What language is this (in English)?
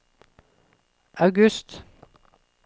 Norwegian